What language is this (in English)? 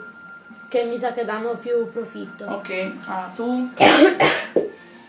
Italian